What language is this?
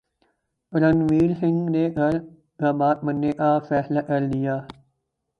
Urdu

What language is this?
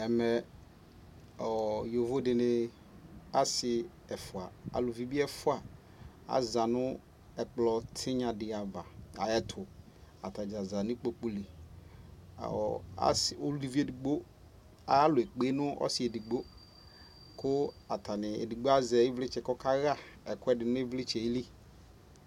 Ikposo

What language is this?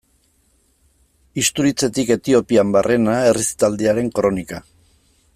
Basque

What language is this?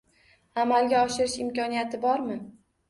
Uzbek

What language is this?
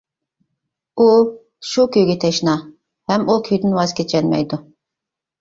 Uyghur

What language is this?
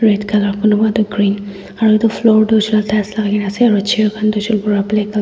Naga Pidgin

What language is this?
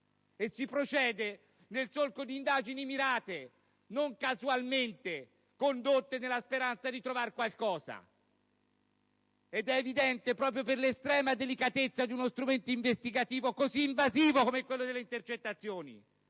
Italian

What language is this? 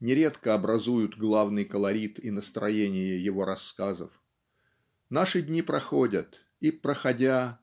Russian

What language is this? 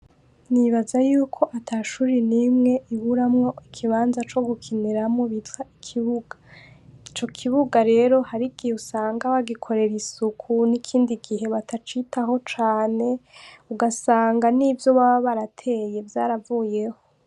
Rundi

